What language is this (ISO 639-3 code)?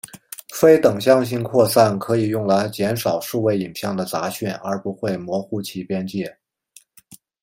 zho